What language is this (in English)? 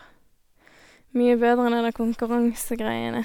Norwegian